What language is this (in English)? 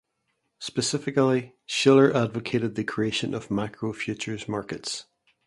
English